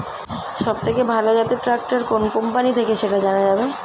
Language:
Bangla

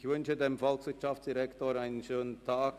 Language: Swiss German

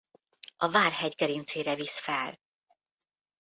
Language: Hungarian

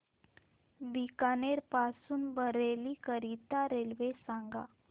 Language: Marathi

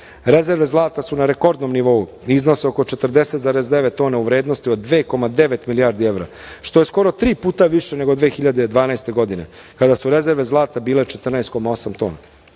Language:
Serbian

